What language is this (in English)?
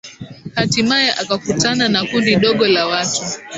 Swahili